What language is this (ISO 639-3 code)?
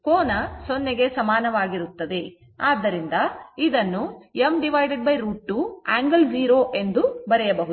kan